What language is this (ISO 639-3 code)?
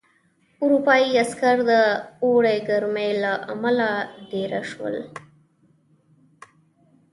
pus